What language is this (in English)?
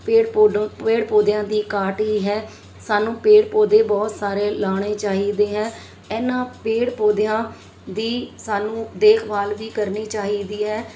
Punjabi